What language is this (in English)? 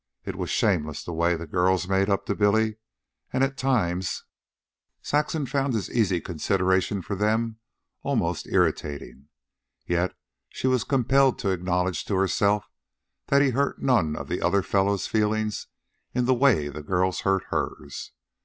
English